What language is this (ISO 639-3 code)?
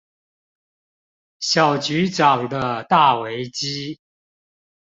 zho